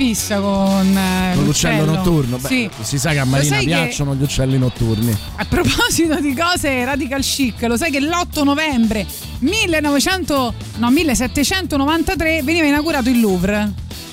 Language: Italian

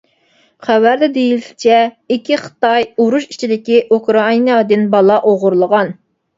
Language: Uyghur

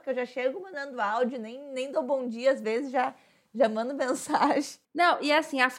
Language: Portuguese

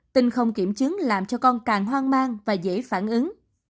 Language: Vietnamese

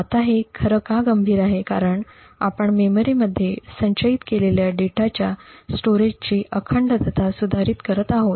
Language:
Marathi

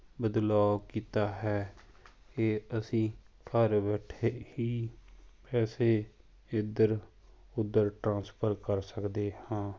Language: Punjabi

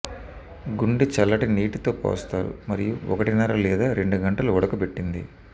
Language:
Telugu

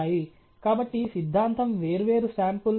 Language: Telugu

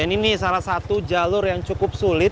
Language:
Indonesian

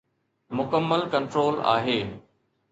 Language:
Sindhi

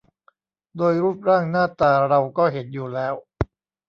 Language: Thai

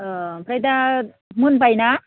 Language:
Bodo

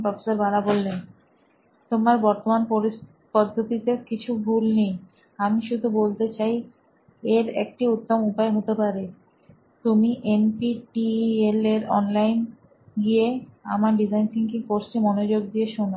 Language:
Bangla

